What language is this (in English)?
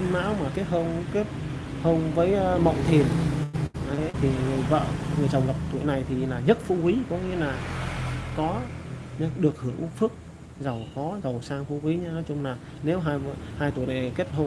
Vietnamese